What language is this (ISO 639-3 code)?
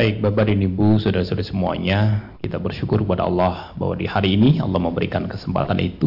ind